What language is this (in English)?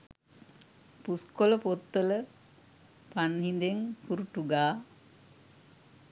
Sinhala